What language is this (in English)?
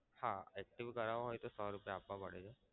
Gujarati